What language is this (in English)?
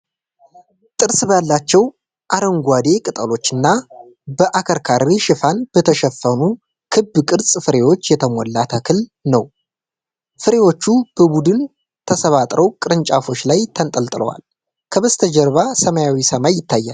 Amharic